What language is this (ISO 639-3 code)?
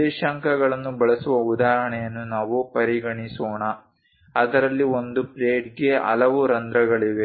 kan